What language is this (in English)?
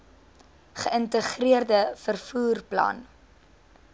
Afrikaans